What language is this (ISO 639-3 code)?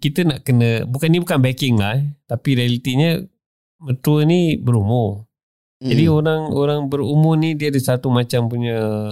msa